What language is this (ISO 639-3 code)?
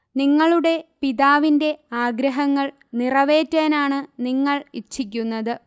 mal